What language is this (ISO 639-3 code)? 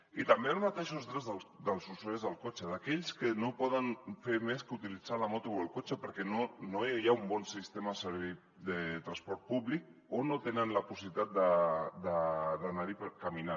cat